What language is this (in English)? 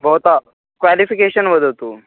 Sanskrit